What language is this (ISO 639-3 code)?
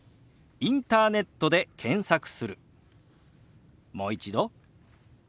jpn